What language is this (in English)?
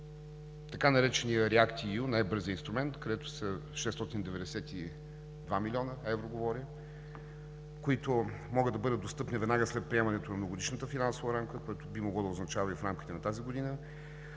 Bulgarian